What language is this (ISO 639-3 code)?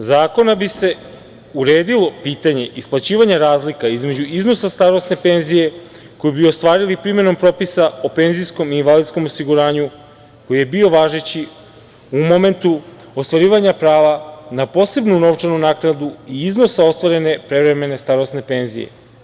srp